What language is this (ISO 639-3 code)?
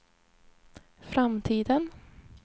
swe